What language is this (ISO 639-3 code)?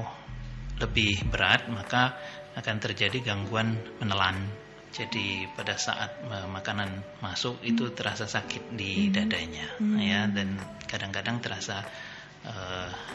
ind